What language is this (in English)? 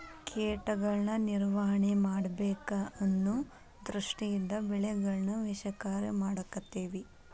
Kannada